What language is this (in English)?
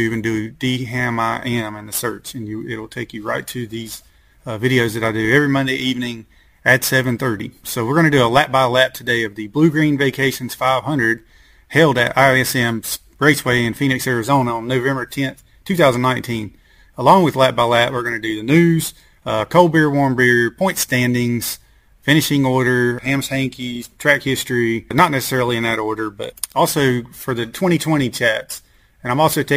English